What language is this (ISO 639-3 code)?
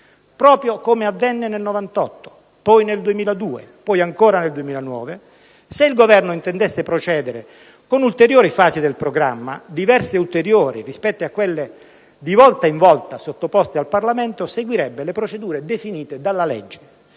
ita